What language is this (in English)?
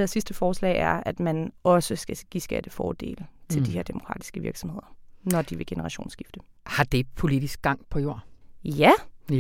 Danish